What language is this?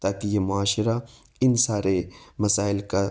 Urdu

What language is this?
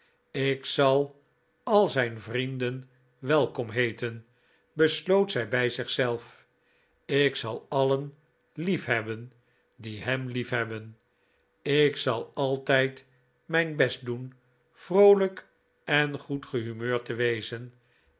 Dutch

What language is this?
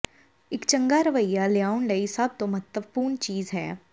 Punjabi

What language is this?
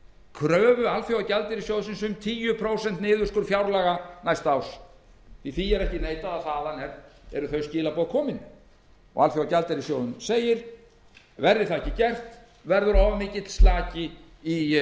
Icelandic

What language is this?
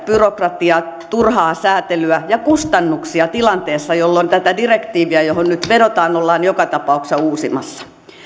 Finnish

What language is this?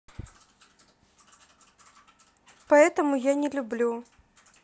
Russian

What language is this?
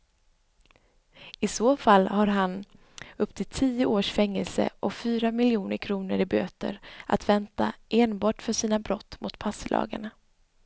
Swedish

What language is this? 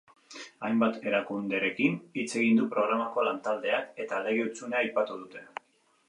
Basque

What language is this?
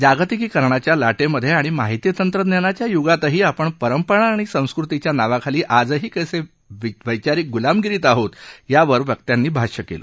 Marathi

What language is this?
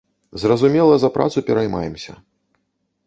Belarusian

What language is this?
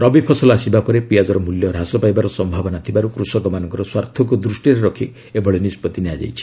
Odia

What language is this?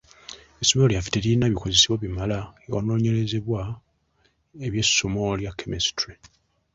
Ganda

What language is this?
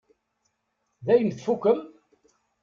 Kabyle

